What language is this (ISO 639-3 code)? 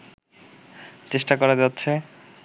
ben